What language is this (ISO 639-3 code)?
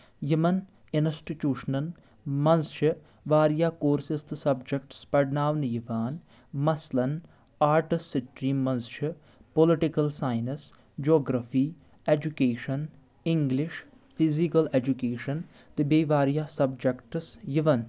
kas